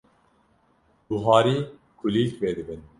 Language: Kurdish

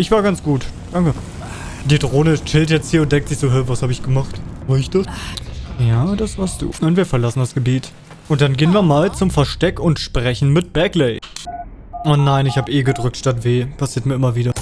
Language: German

